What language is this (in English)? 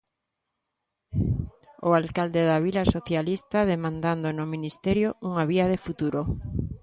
Galician